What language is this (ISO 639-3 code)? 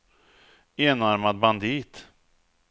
swe